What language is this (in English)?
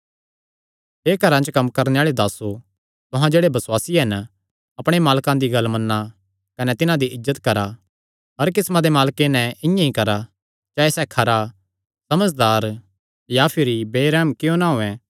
Kangri